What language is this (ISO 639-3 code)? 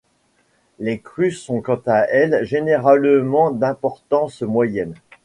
fra